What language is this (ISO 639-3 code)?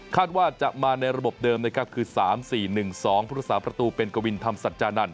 tha